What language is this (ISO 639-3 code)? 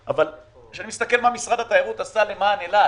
heb